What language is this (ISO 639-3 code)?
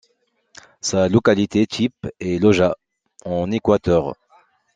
fra